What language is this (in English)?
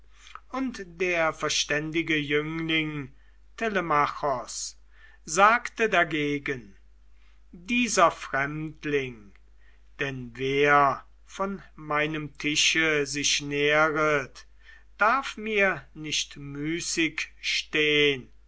German